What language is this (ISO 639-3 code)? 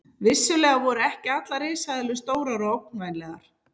isl